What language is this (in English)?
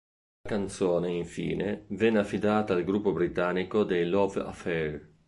Italian